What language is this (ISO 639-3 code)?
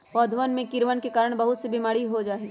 mag